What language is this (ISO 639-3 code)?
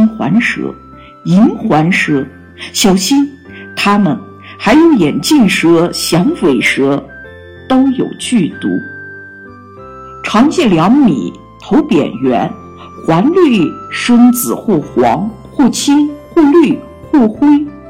zho